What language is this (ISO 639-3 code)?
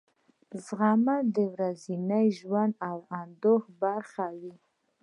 pus